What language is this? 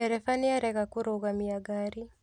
Kikuyu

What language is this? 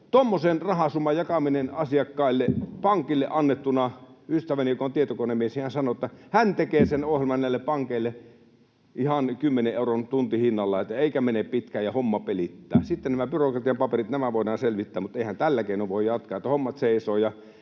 Finnish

